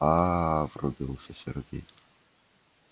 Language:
Russian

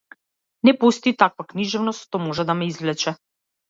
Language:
Macedonian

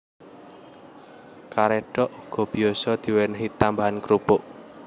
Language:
Javanese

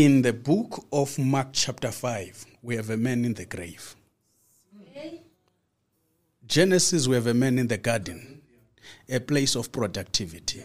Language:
English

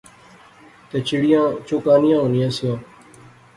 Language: Pahari-Potwari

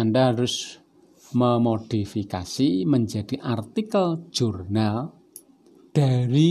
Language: Indonesian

